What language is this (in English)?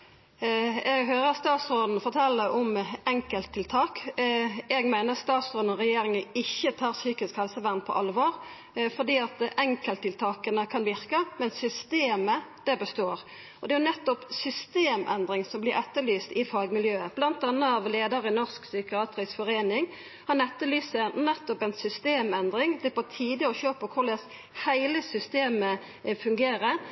Norwegian Nynorsk